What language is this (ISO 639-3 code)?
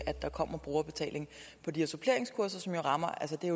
dan